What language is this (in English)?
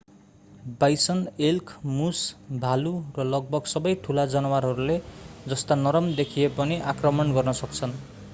Nepali